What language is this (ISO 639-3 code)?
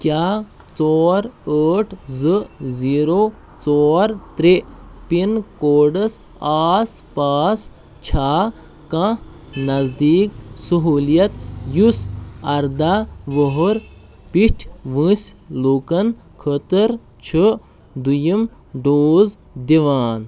kas